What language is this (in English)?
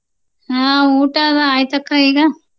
Kannada